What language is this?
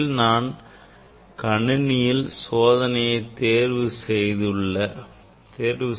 Tamil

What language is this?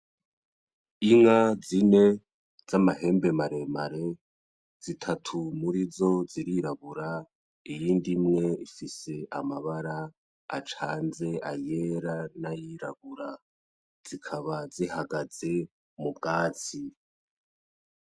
Rundi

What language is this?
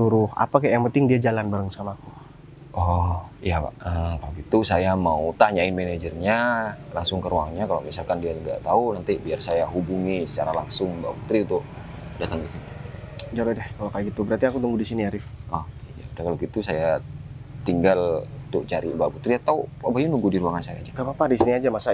Indonesian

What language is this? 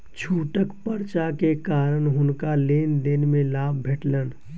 Maithili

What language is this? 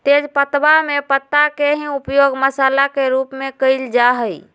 Magahi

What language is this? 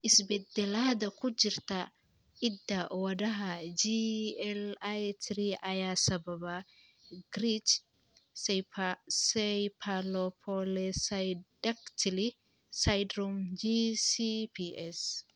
Somali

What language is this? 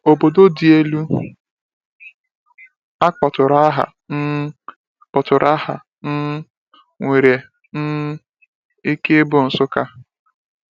Igbo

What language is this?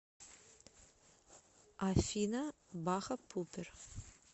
Russian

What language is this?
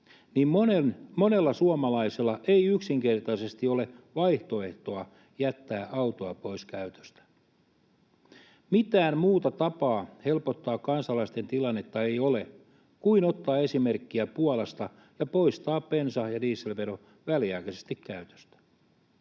Finnish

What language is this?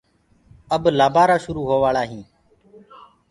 Gurgula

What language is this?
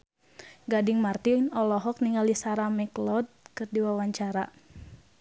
Sundanese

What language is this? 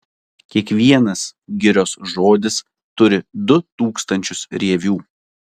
Lithuanian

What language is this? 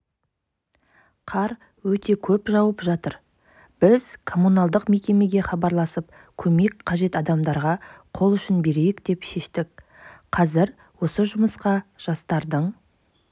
Kazakh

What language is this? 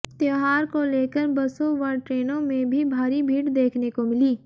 Hindi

